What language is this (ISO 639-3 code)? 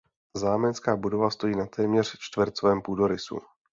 ces